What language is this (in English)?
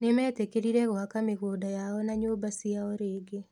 Kikuyu